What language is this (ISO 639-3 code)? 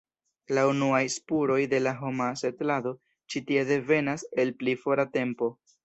epo